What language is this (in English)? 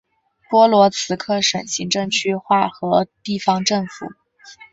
Chinese